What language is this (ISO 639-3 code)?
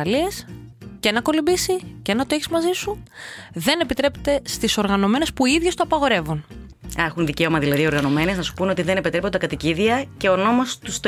ell